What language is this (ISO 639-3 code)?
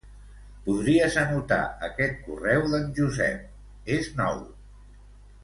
cat